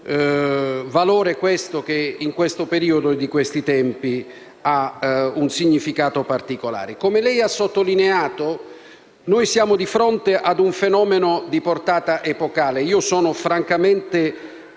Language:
Italian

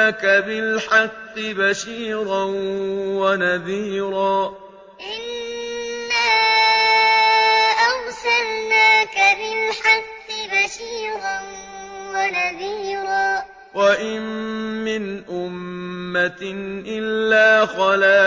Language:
Arabic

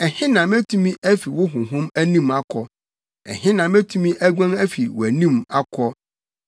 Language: Akan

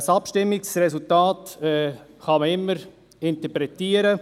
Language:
Swiss German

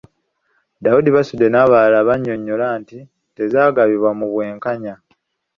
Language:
Ganda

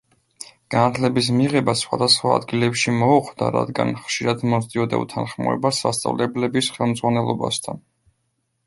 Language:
Georgian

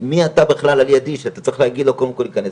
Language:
Hebrew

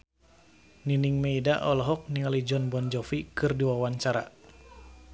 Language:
Sundanese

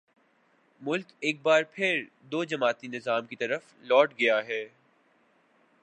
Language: Urdu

